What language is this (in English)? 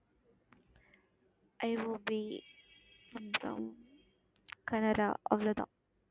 Tamil